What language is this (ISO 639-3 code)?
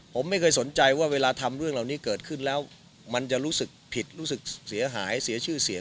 tha